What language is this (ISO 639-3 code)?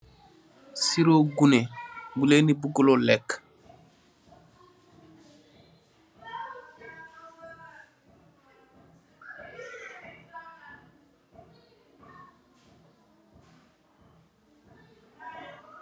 wol